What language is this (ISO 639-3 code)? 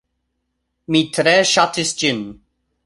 epo